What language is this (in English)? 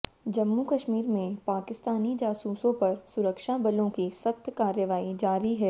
Hindi